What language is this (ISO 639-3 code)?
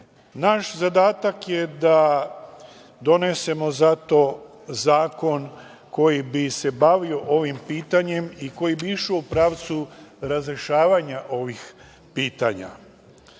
srp